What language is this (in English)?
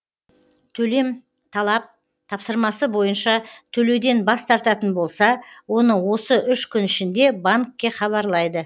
Kazakh